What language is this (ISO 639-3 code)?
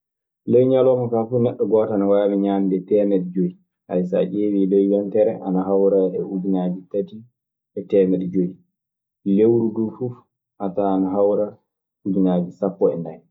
ffm